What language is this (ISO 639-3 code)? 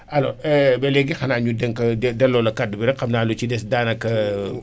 wol